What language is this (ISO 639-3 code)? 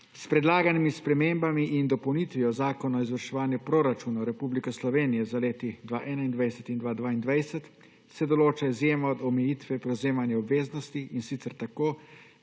slv